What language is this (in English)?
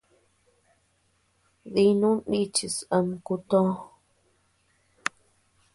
Tepeuxila Cuicatec